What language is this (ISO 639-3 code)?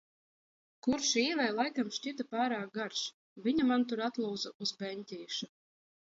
lav